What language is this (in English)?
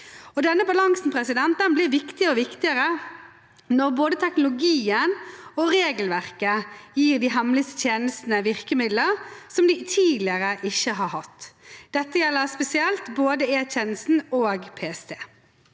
Norwegian